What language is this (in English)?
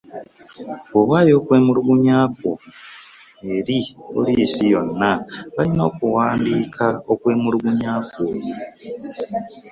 Ganda